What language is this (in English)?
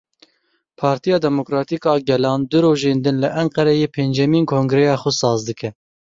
Kurdish